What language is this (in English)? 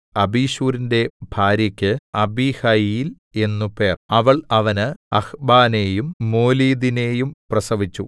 Malayalam